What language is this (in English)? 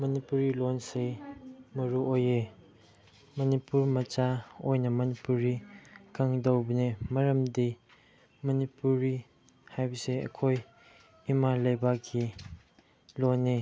Manipuri